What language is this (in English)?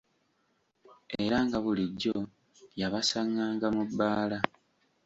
Ganda